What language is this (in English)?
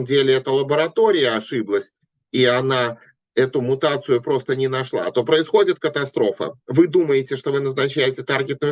Russian